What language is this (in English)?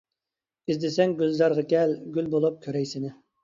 Uyghur